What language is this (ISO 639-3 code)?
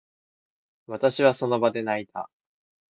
jpn